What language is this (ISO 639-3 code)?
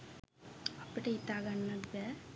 sin